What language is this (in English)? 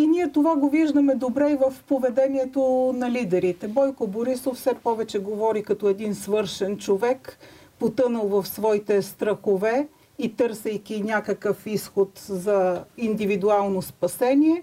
Bulgarian